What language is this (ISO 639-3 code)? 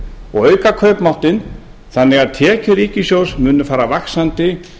isl